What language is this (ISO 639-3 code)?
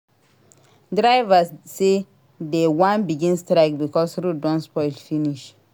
pcm